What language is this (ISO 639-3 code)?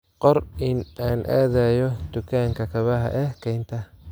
som